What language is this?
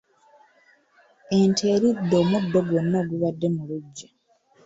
Ganda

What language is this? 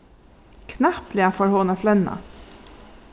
Faroese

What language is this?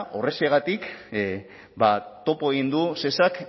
Basque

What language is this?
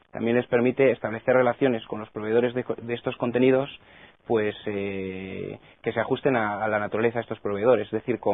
Spanish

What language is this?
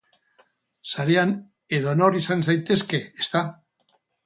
Basque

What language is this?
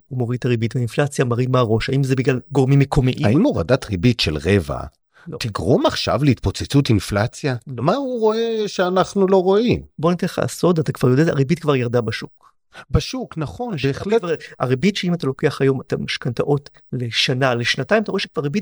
Hebrew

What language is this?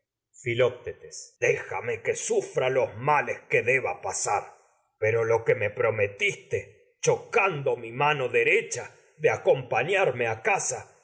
Spanish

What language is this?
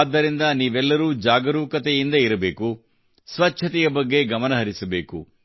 Kannada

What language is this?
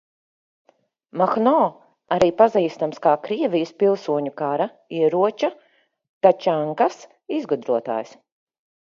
Latvian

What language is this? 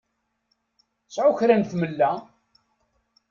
Kabyle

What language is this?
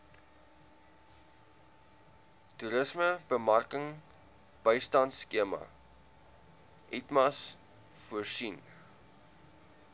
Afrikaans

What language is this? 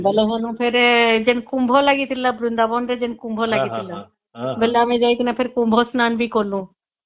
Odia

